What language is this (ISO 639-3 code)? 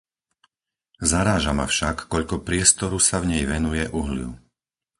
slk